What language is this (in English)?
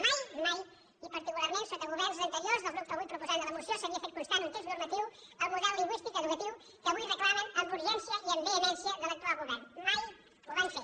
Catalan